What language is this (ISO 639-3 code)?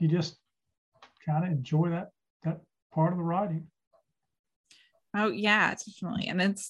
eng